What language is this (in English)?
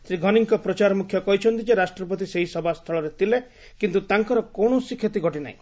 Odia